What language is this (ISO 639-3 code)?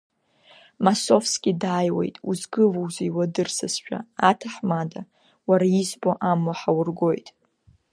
abk